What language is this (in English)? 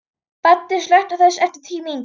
Icelandic